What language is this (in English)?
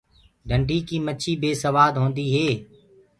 Gurgula